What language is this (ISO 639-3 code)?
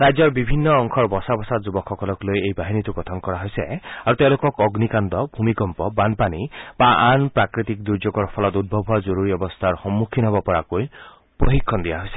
asm